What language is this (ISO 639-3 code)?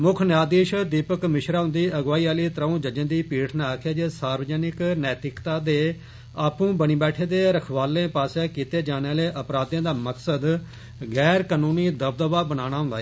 doi